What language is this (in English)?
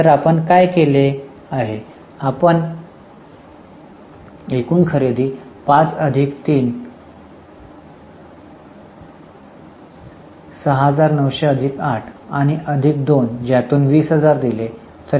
Marathi